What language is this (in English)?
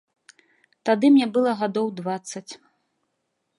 Belarusian